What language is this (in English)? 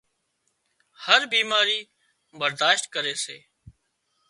Wadiyara Koli